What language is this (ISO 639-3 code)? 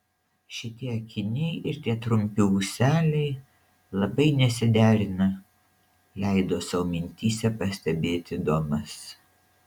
lit